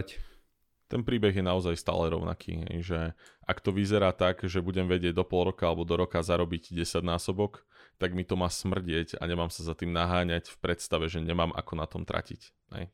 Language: Slovak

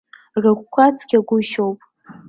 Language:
Abkhazian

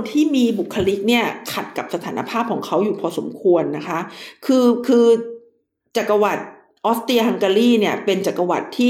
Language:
Thai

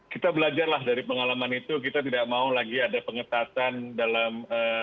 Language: Indonesian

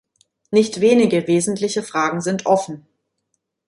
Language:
German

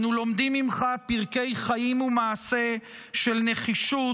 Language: Hebrew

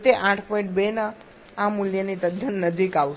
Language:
Gujarati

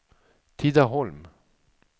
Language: Swedish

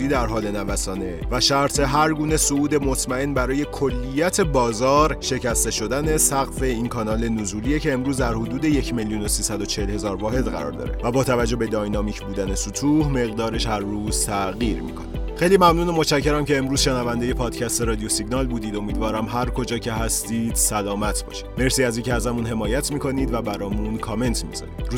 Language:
Persian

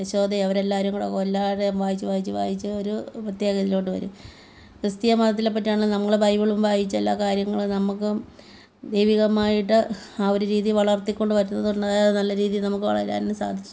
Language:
Malayalam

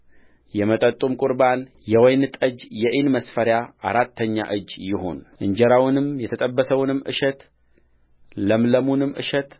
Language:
Amharic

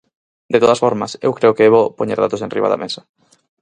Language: Galician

